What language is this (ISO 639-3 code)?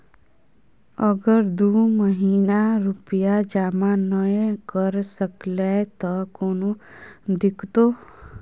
mai